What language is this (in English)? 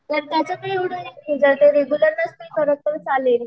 Marathi